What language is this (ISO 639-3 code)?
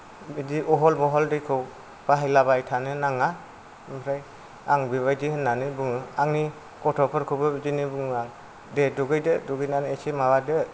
brx